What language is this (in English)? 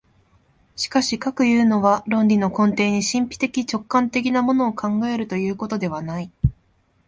Japanese